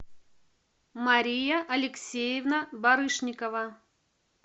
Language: Russian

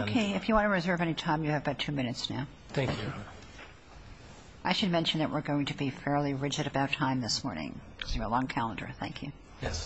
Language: English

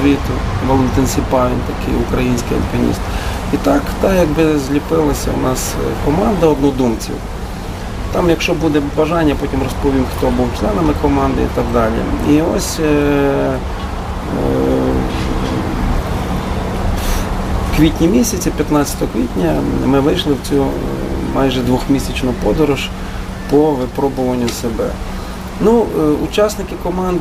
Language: Ukrainian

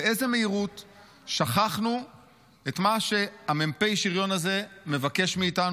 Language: Hebrew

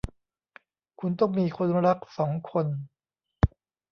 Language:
Thai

